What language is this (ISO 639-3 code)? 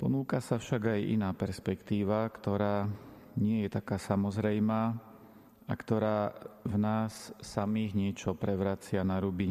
slk